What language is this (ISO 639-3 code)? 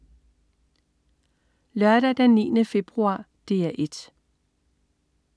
dan